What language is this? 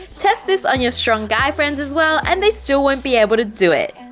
English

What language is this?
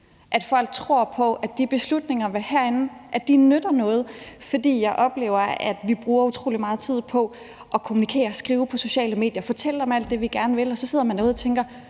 Danish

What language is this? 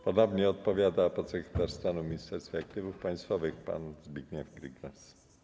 Polish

